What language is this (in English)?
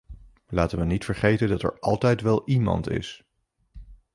Dutch